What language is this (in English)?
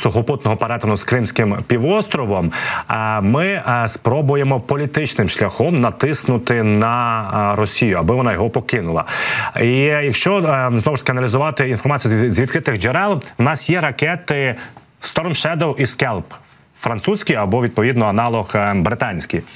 Ukrainian